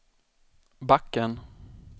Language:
Swedish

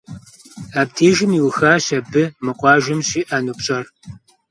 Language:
Kabardian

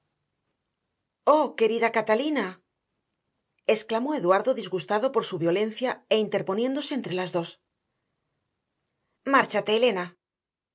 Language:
Spanish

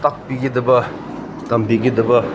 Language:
Manipuri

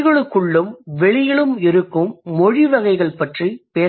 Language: Tamil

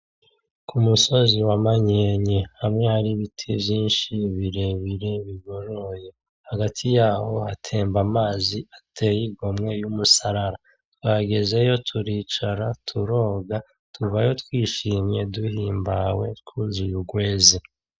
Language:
Rundi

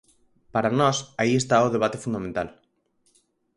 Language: Galician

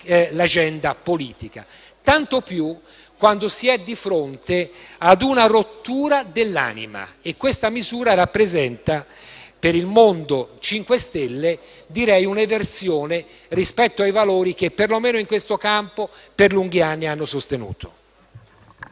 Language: Italian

